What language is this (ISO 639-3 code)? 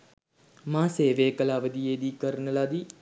sin